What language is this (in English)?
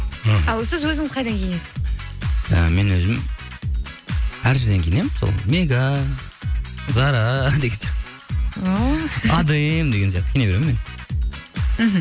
Kazakh